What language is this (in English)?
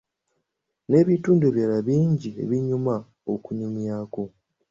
Ganda